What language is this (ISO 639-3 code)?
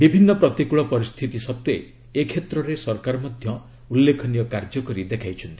ori